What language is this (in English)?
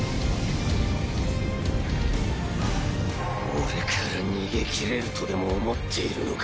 Japanese